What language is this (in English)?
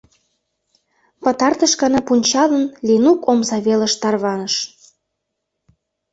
Mari